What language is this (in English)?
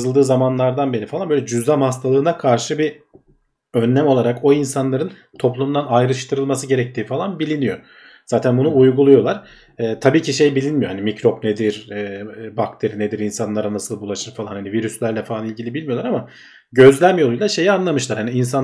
Turkish